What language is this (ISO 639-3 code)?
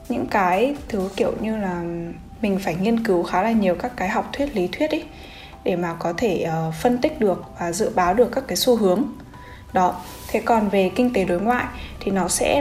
vie